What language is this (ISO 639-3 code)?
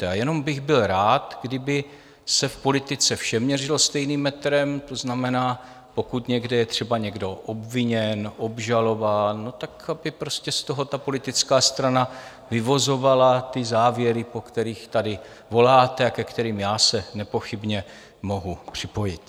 ces